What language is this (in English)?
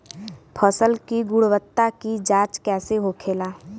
Bhojpuri